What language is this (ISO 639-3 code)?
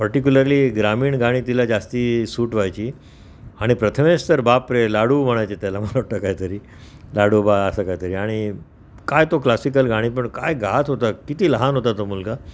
mar